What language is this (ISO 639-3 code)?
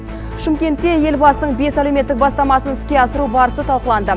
kaz